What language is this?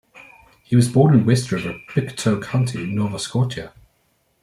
English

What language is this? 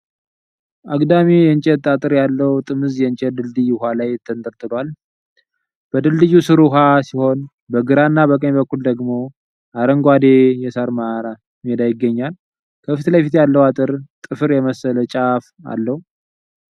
Amharic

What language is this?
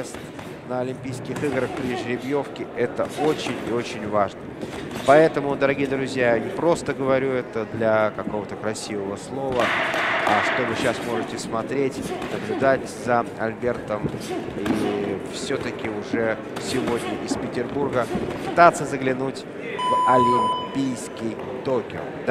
Russian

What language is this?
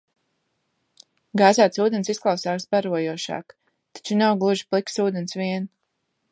Latvian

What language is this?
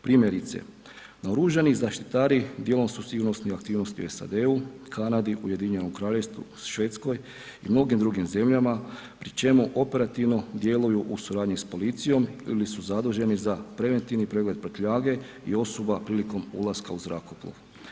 Croatian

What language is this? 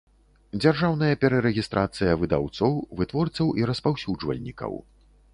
Belarusian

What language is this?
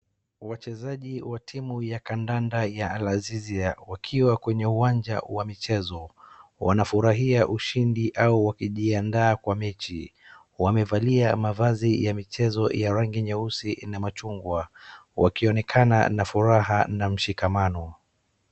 Swahili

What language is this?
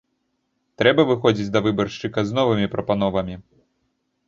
Belarusian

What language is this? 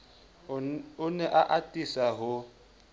Southern Sotho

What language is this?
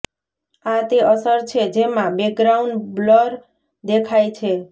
Gujarati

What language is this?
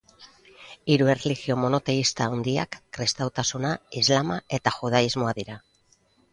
Basque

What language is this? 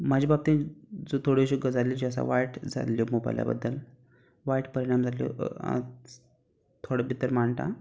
Konkani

